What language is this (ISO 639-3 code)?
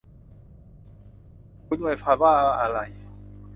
tha